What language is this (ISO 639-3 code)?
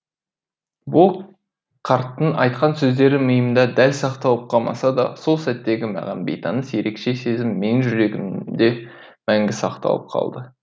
kaz